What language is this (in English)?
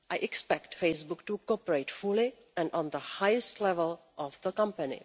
English